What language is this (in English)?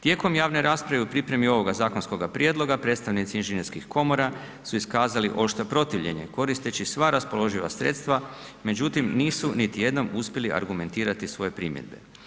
Croatian